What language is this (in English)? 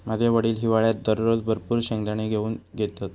Marathi